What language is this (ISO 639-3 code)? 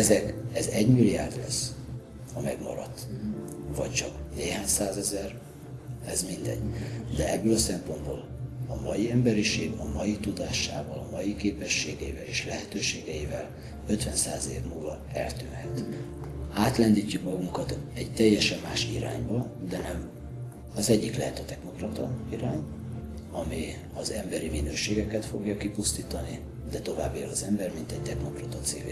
hun